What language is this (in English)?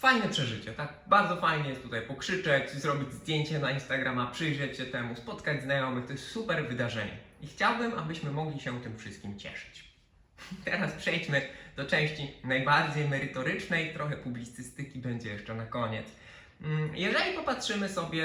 Polish